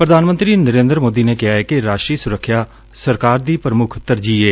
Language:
Punjabi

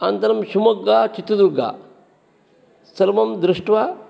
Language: Sanskrit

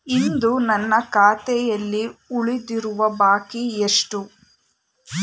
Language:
Kannada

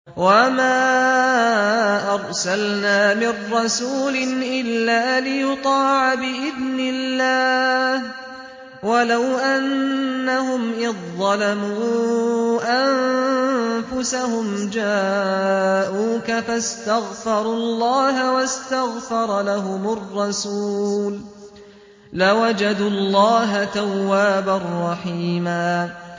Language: Arabic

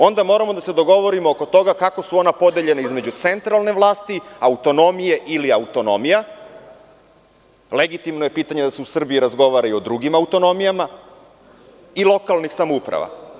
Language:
Serbian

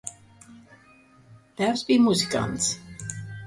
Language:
Latvian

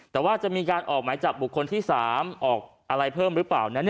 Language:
Thai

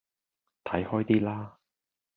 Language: Cantonese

